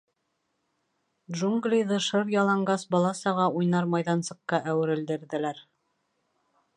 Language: Bashkir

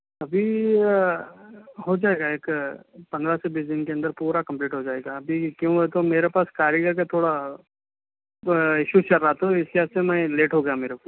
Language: Urdu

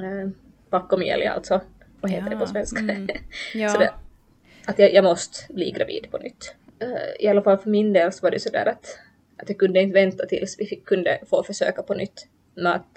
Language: Swedish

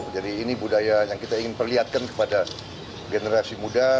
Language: Indonesian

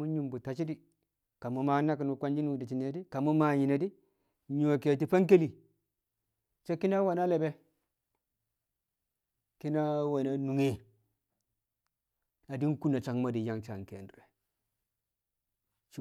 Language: Kamo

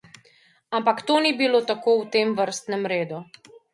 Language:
Slovenian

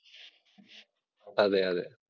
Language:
Malayalam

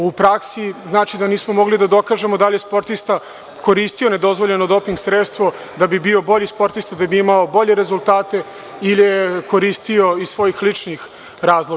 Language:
Serbian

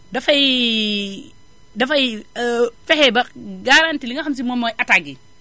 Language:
Wolof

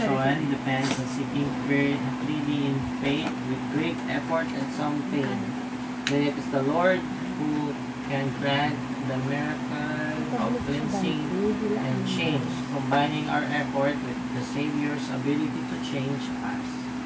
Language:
Filipino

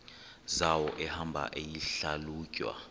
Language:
Xhosa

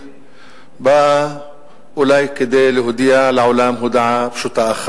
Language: Hebrew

